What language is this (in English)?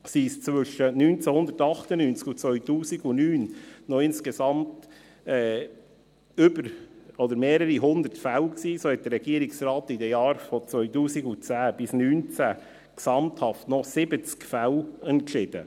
Swiss German